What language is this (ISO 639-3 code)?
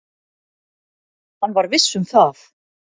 isl